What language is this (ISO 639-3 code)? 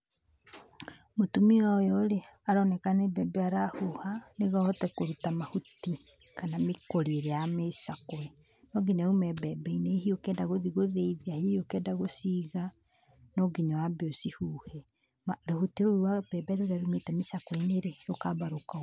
kik